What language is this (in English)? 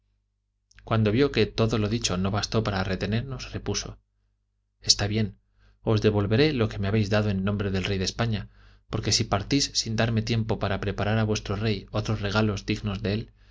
Spanish